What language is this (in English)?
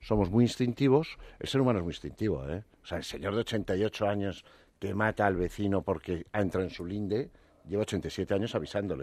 Spanish